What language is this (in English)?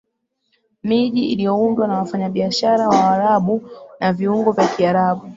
Swahili